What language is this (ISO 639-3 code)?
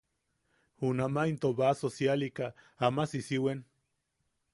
yaq